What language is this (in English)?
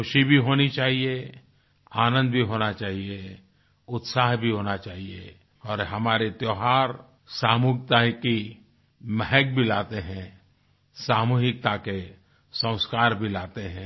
Hindi